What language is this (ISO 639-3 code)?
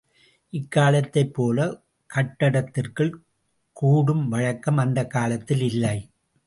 tam